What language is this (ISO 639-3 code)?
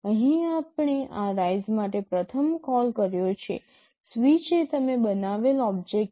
guj